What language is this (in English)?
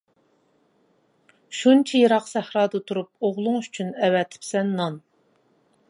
Uyghur